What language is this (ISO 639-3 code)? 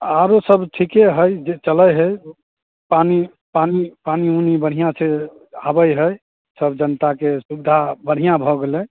mai